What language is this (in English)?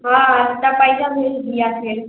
Maithili